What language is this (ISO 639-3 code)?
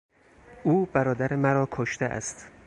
fas